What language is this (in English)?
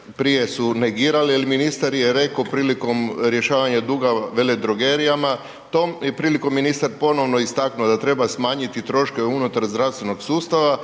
Croatian